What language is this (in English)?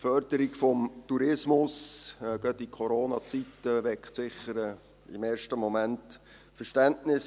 Swiss German